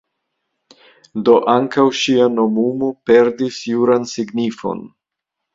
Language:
Esperanto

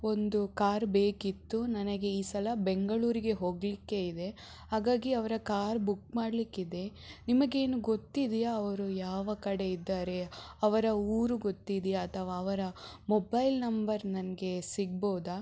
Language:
Kannada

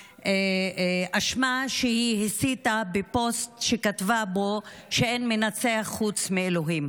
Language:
Hebrew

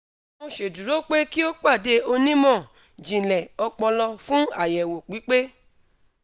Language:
Yoruba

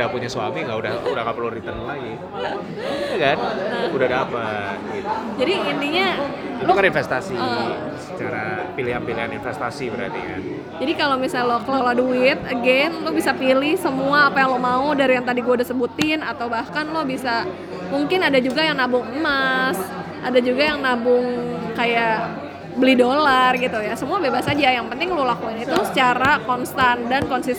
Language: Indonesian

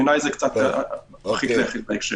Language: Hebrew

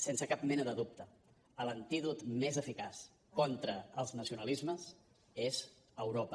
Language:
Catalan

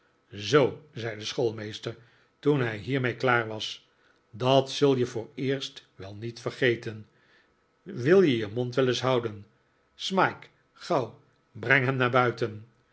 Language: Dutch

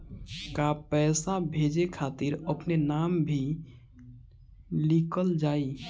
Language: Bhojpuri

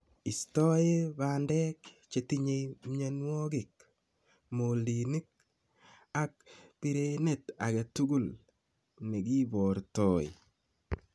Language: Kalenjin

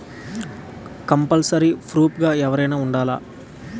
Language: Telugu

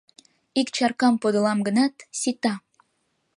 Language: Mari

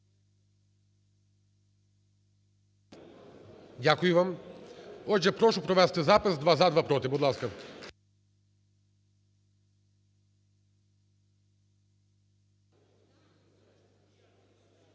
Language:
Ukrainian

